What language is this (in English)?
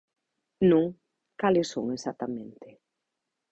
Galician